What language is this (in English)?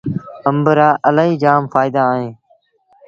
Sindhi Bhil